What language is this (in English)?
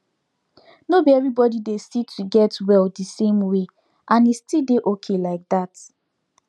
Nigerian Pidgin